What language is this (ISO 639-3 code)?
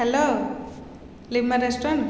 ori